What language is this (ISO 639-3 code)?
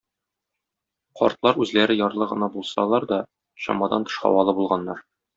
tat